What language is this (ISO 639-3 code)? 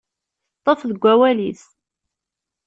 kab